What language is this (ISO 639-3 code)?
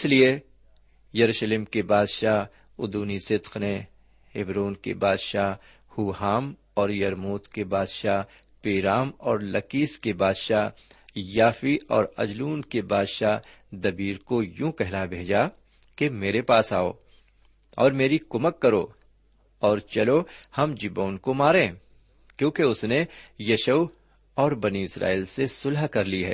urd